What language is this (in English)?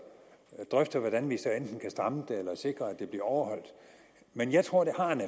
Danish